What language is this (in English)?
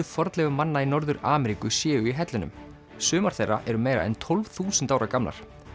Icelandic